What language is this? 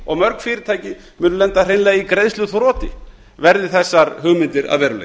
Icelandic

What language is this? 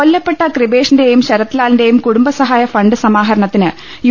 Malayalam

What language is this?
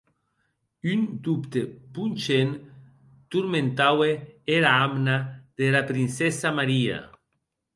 Occitan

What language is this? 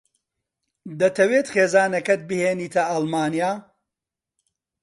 Central Kurdish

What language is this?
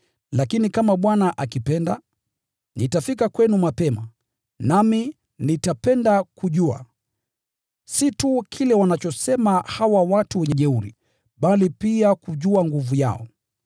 Swahili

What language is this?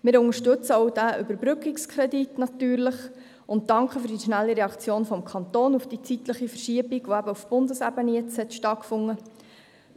Swiss German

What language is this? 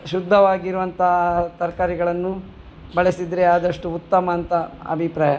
Kannada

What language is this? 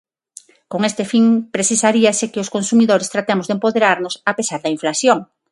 Galician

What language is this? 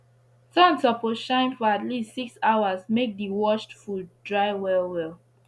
Nigerian Pidgin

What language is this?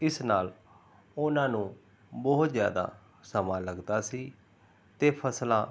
Punjabi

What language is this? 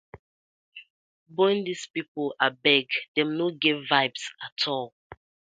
Nigerian Pidgin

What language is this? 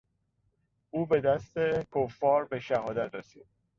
Persian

